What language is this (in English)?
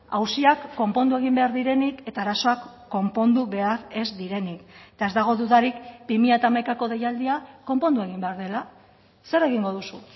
Basque